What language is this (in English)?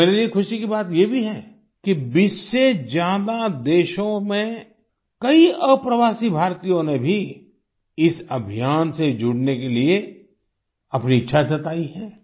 Hindi